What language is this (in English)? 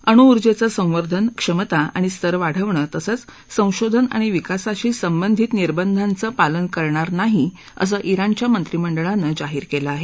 Marathi